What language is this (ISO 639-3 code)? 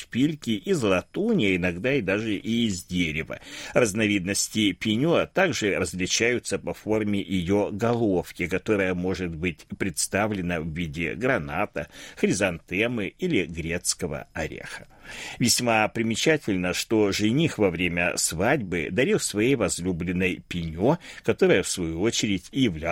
rus